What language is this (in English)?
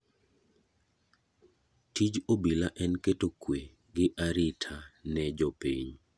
Luo (Kenya and Tanzania)